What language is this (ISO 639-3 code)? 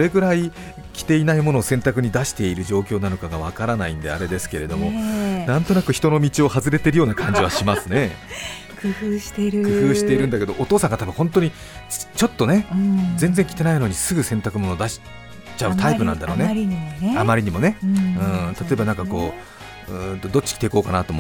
jpn